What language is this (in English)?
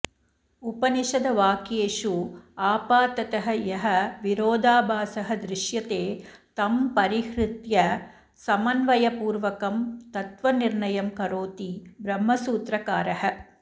Sanskrit